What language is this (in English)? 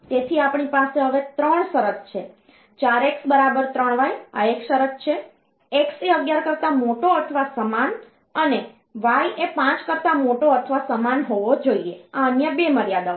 Gujarati